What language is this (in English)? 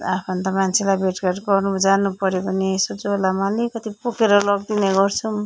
Nepali